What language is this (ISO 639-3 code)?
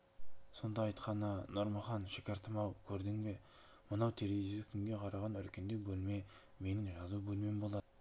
kaz